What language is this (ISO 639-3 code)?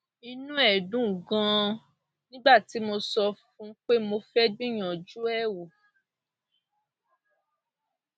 yor